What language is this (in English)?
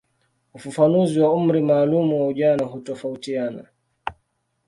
Swahili